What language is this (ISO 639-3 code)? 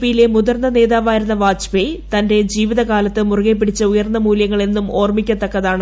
mal